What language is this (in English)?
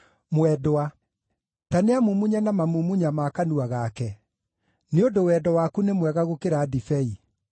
Kikuyu